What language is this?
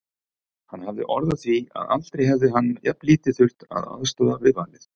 Icelandic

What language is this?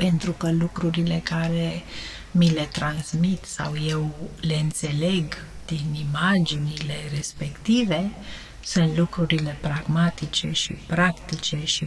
Romanian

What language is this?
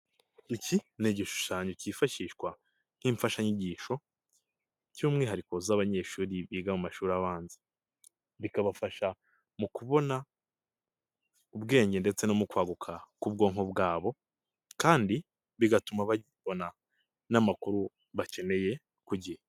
Kinyarwanda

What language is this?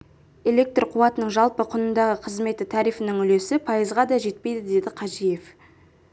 Kazakh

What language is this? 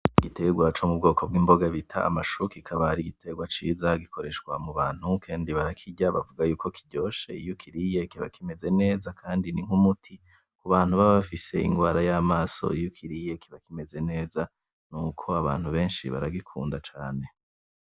Rundi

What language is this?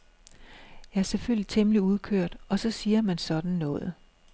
Danish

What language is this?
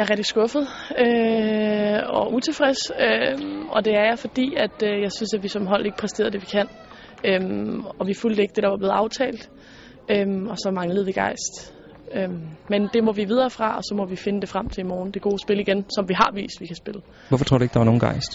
Danish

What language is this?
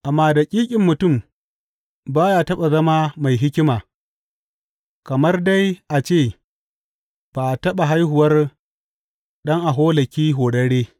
Hausa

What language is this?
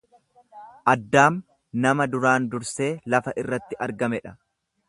Oromo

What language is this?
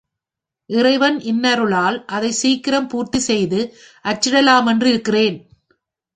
Tamil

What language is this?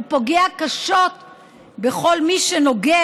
Hebrew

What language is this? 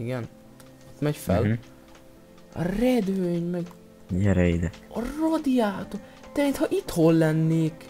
Hungarian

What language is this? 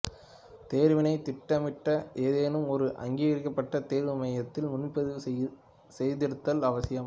Tamil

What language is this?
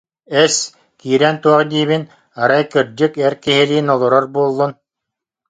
Yakut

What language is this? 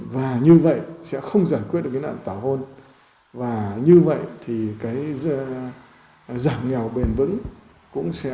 Vietnamese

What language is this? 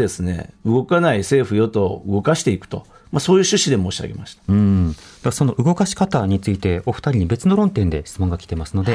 Japanese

